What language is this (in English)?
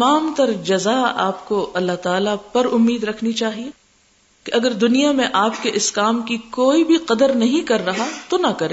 Urdu